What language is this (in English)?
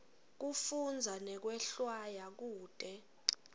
Swati